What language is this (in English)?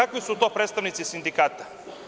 Serbian